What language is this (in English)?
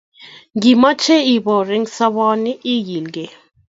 Kalenjin